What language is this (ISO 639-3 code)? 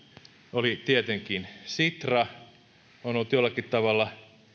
fin